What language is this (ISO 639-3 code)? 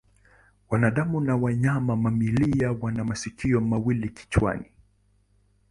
swa